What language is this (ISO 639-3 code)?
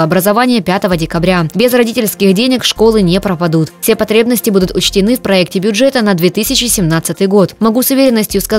rus